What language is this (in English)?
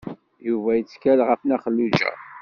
Kabyle